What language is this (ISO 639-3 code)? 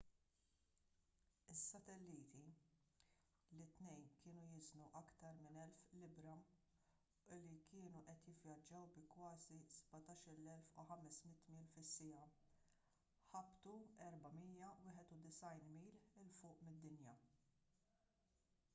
mlt